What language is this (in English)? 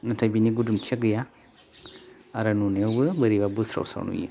Bodo